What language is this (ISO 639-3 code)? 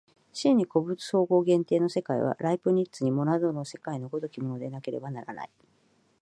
jpn